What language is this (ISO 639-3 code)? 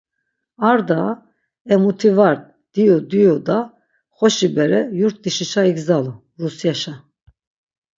lzz